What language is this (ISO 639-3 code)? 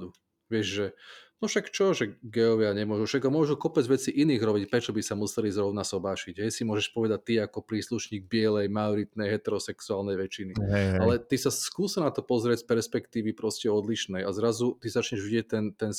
slk